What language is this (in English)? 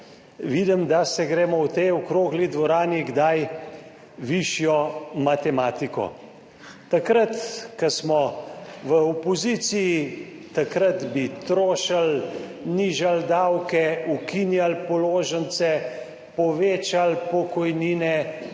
Slovenian